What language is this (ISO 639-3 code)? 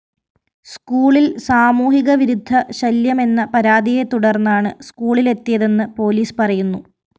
mal